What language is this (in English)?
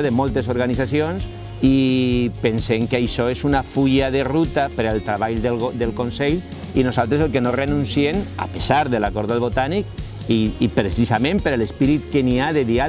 Catalan